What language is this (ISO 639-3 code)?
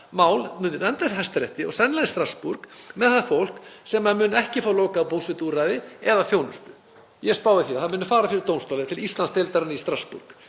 isl